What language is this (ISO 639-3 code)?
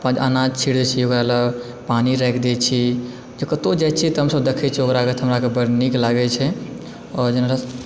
mai